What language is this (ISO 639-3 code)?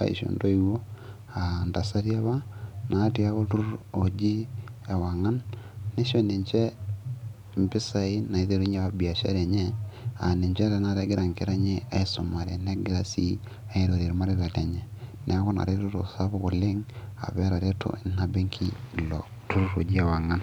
mas